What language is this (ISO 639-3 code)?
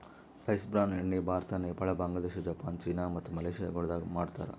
kan